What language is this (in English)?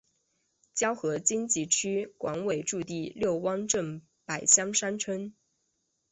Chinese